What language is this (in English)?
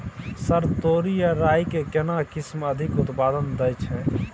Maithili